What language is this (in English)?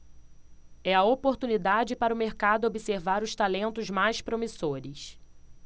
Portuguese